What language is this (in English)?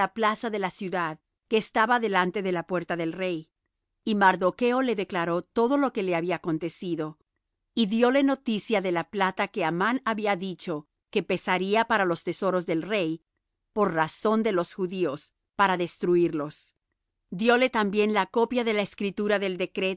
Spanish